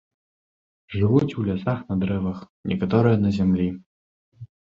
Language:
Belarusian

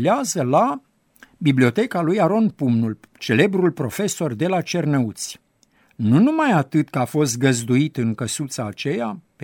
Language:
Romanian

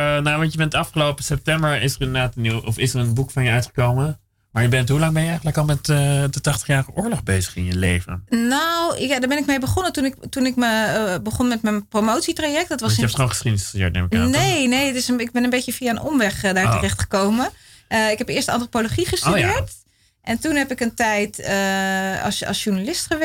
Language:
Dutch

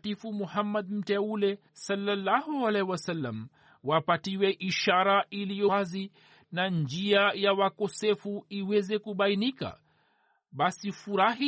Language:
Swahili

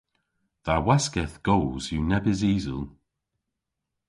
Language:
Cornish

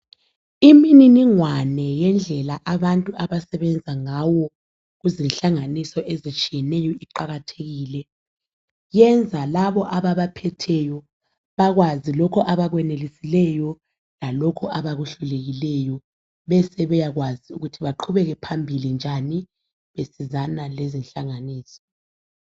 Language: North Ndebele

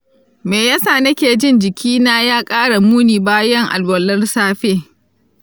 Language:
Hausa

